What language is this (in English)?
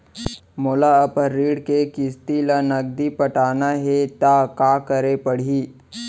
Chhattisgarhi